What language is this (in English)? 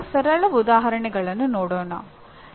Kannada